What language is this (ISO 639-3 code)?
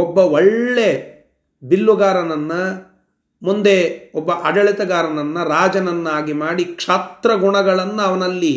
kan